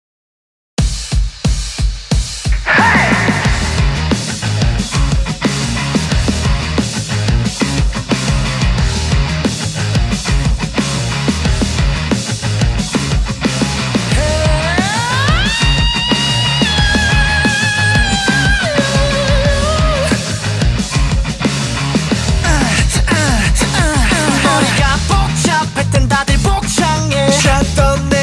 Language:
Korean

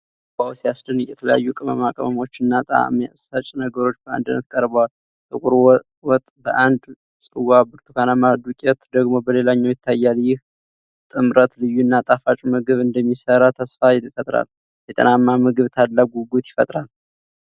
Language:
Amharic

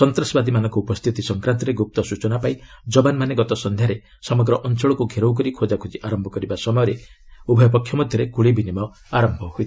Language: Odia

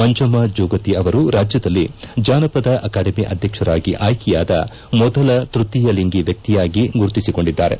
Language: Kannada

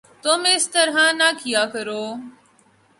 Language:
Urdu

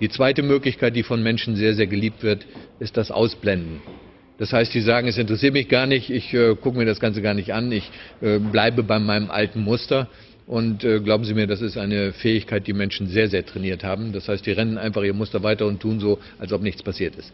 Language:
German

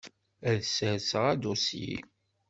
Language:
Kabyle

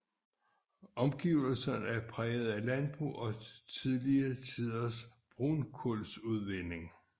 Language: Danish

